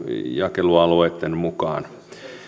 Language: Finnish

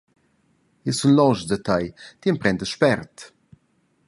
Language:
Romansh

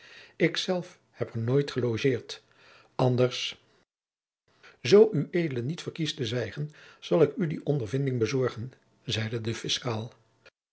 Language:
Dutch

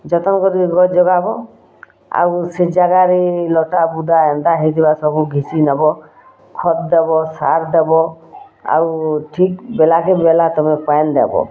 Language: Odia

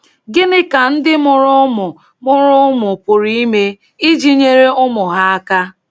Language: Igbo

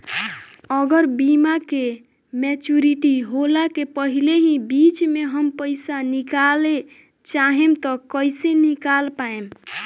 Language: Bhojpuri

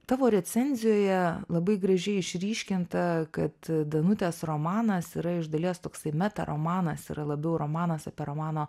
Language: Lithuanian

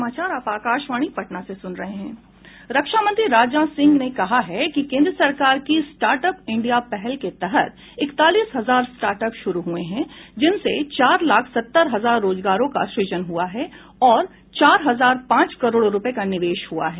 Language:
Hindi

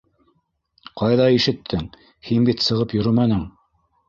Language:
Bashkir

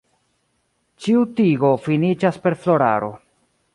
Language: Esperanto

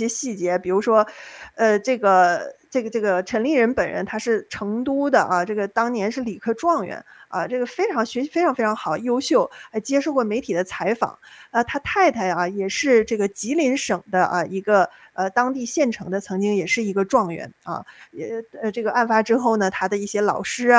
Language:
Chinese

